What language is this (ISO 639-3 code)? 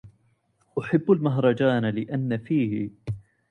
ara